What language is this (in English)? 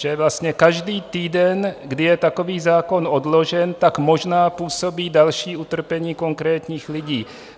Czech